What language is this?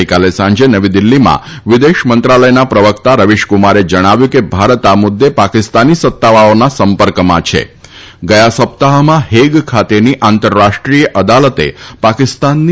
Gujarati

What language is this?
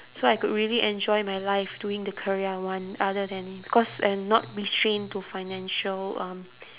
English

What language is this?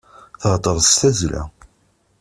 Kabyle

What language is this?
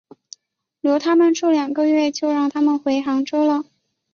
Chinese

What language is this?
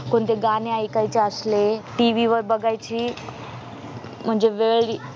Marathi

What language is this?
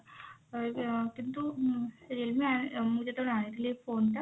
Odia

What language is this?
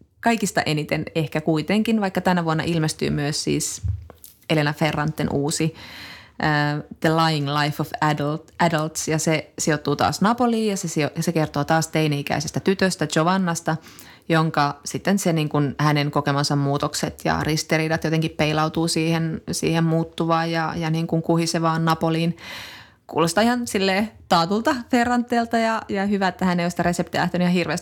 Finnish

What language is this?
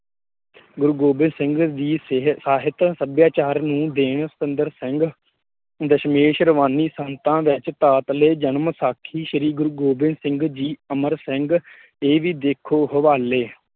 Punjabi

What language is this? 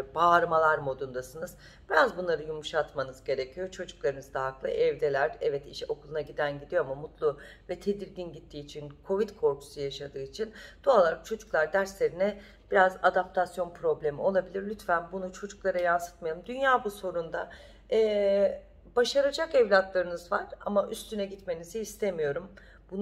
Turkish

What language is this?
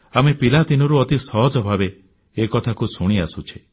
Odia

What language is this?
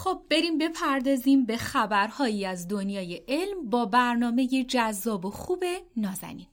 Persian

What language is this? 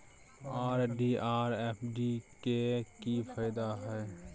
Maithili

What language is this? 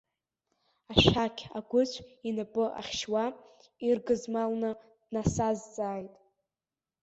Abkhazian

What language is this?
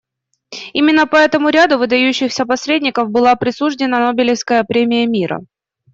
Russian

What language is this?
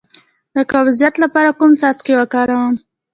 Pashto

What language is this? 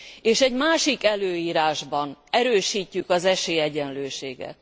Hungarian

